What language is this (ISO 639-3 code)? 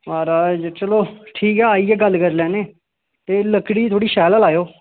doi